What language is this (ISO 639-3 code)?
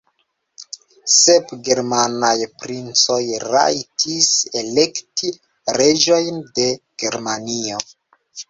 epo